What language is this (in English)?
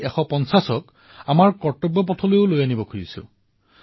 Assamese